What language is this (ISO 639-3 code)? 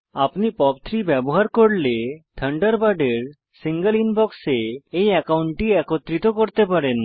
ben